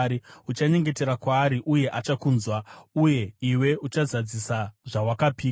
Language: Shona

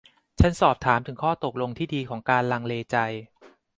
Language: Thai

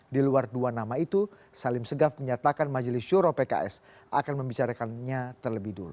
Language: Indonesian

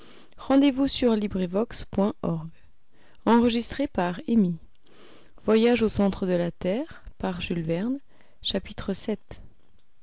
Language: French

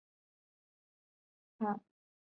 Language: Chinese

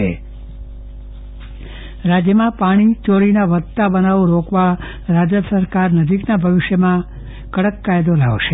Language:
Gujarati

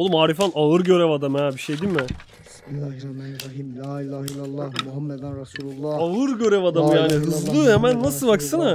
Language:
Turkish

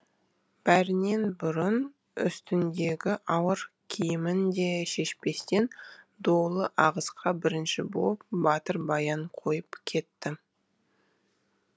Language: Kazakh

